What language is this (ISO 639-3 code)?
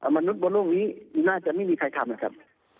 tha